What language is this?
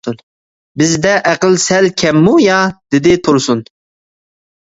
Uyghur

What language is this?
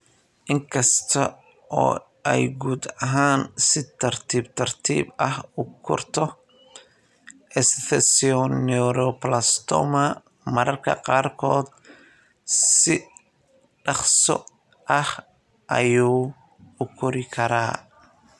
Somali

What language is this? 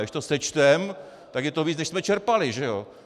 Czech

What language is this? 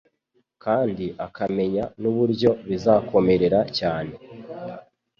Kinyarwanda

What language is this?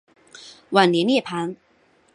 Chinese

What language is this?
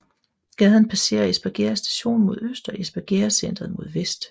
Danish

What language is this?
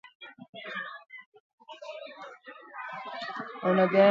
Basque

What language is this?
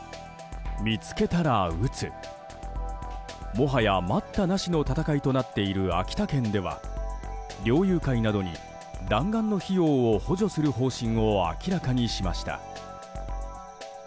Japanese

